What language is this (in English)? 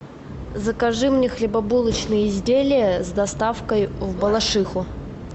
Russian